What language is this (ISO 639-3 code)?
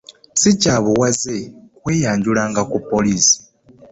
lug